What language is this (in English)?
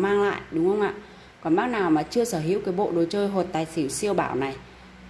Vietnamese